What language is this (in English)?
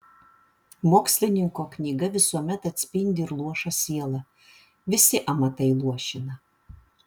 Lithuanian